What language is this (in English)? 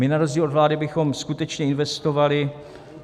Czech